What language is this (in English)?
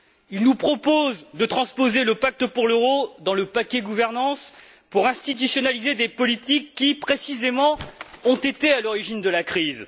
French